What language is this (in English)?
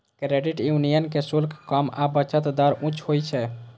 Maithili